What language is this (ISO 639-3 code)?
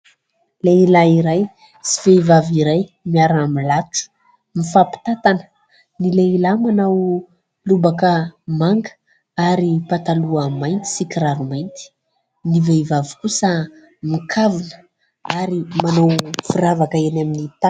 mlg